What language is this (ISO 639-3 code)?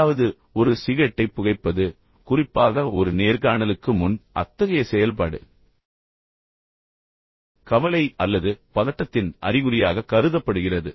tam